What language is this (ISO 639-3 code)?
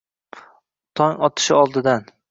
uzb